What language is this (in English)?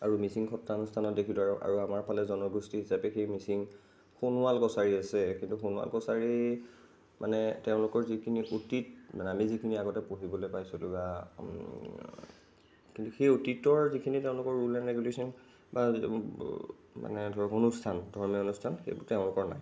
Assamese